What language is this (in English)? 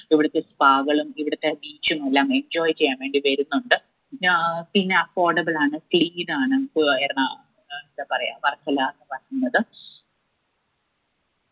Malayalam